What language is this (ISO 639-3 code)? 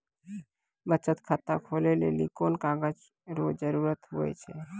mai